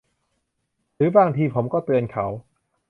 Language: Thai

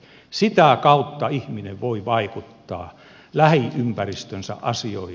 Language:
Finnish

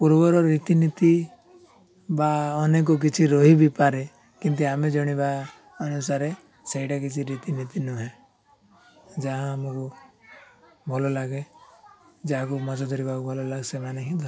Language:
Odia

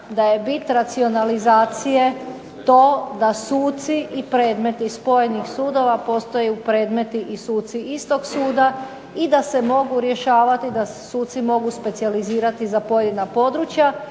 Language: Croatian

